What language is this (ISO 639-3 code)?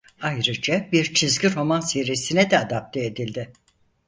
tur